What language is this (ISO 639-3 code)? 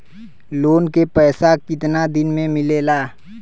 bho